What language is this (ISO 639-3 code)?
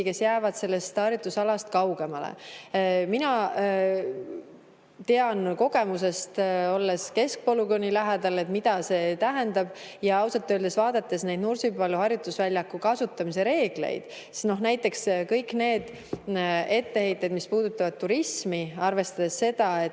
est